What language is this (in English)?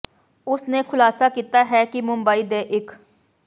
Punjabi